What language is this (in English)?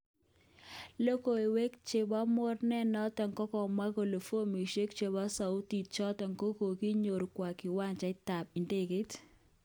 Kalenjin